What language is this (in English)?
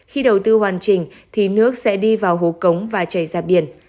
Vietnamese